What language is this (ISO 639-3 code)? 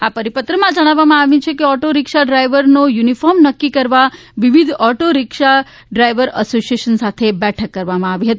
guj